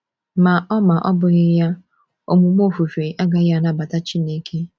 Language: Igbo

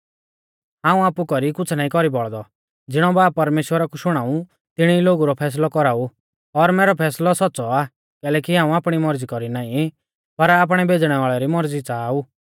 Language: Mahasu Pahari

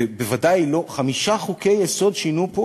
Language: Hebrew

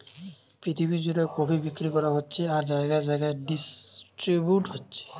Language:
Bangla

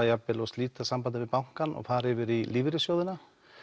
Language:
Icelandic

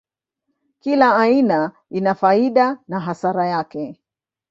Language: Swahili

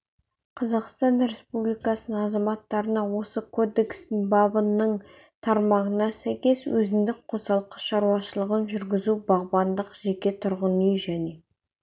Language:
Kazakh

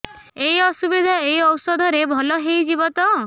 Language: Odia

